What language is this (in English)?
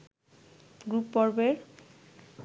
Bangla